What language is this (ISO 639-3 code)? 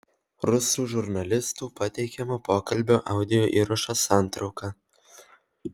lit